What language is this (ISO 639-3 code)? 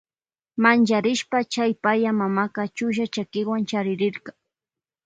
qvj